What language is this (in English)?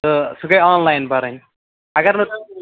Kashmiri